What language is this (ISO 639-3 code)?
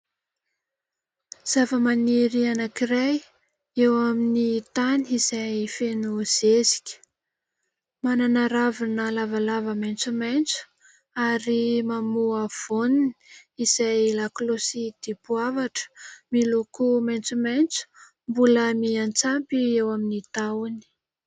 mlg